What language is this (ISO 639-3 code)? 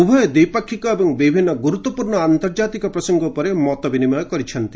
ori